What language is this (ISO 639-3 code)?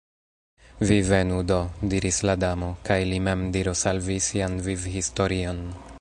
epo